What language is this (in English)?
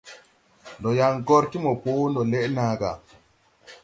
Tupuri